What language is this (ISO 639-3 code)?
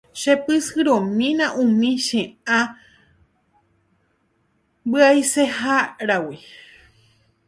grn